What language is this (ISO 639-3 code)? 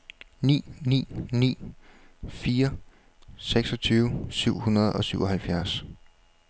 dan